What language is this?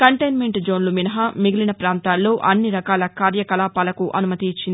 Telugu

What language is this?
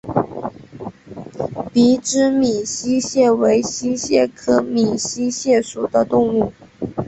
Chinese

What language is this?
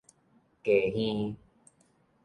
Min Nan Chinese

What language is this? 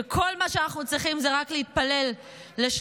Hebrew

